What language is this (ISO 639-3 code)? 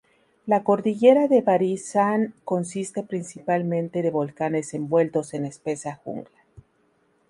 spa